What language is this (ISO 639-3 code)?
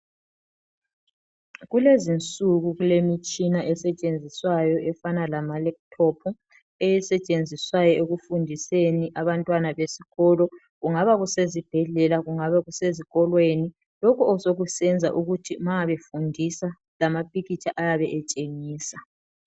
nde